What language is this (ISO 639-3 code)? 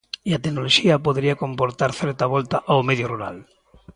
glg